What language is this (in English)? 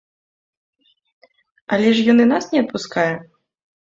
Belarusian